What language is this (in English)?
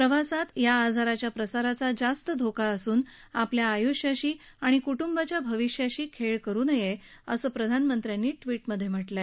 Marathi